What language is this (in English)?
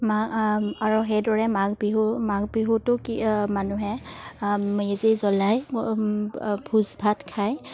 Assamese